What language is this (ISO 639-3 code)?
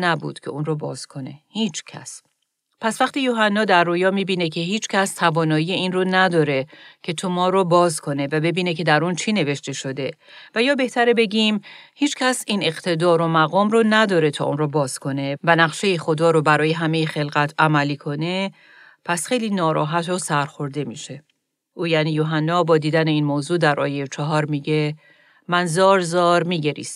fas